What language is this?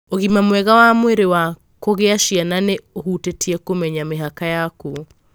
Kikuyu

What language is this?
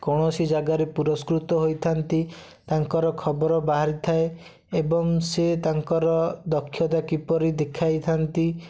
Odia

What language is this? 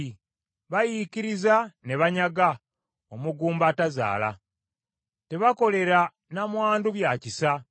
Ganda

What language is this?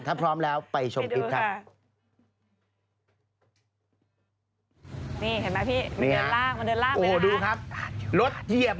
Thai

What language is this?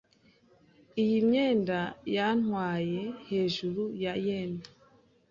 Kinyarwanda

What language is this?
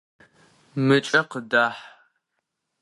Adyghe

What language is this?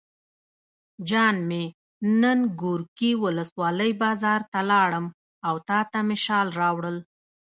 Pashto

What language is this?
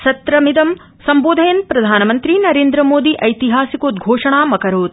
Sanskrit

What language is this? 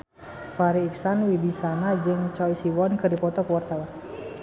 Sundanese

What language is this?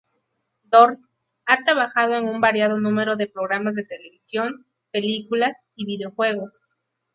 Spanish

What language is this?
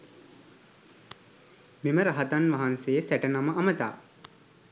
Sinhala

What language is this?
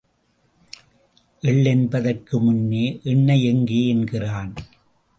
Tamil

